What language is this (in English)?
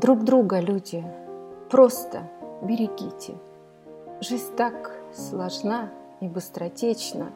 Russian